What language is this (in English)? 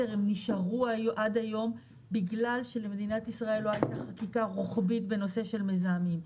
Hebrew